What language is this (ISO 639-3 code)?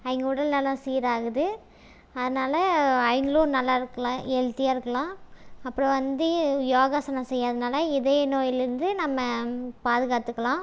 tam